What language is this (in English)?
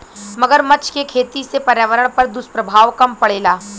Bhojpuri